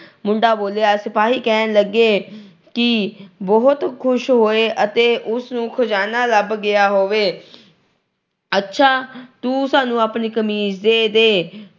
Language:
Punjabi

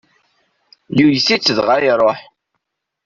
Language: Kabyle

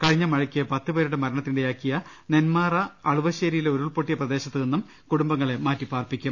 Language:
Malayalam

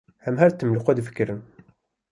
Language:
Kurdish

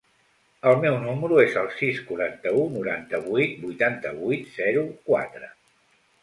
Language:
Catalan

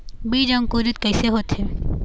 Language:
Chhattisgarhi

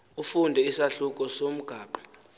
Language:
Xhosa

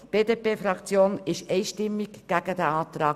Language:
Swiss German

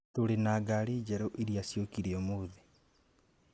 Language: Kikuyu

